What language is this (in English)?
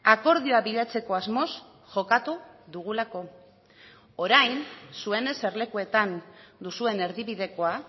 Basque